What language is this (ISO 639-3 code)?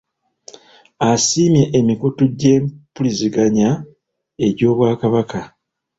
lug